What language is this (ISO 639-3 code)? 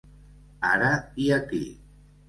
cat